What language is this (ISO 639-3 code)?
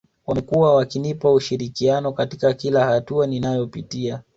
swa